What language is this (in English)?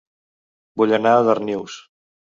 Catalan